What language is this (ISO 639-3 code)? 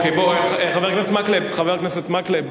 heb